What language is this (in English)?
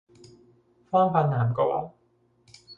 Cantonese